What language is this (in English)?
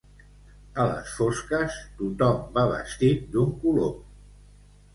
Catalan